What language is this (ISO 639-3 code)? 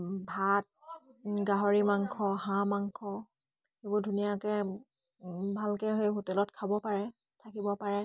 asm